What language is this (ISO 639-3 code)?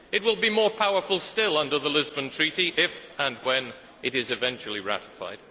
eng